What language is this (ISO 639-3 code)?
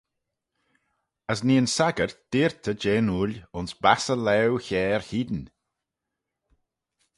glv